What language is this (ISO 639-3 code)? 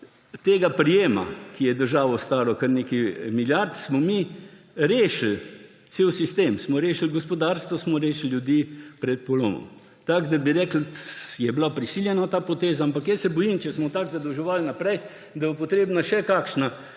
slv